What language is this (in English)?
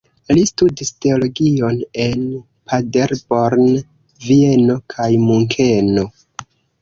Esperanto